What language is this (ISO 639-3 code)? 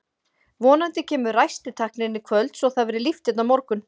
isl